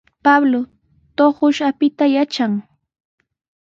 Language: Sihuas Ancash Quechua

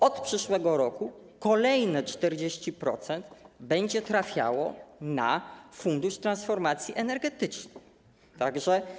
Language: Polish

